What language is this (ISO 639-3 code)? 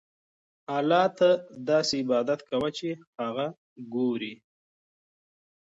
pus